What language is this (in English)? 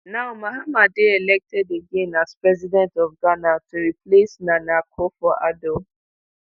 Nigerian Pidgin